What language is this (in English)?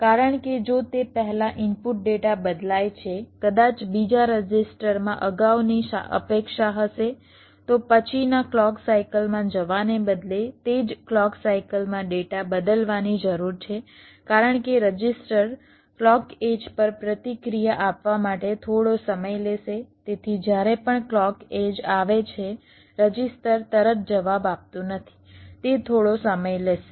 Gujarati